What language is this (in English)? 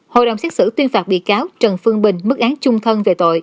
Vietnamese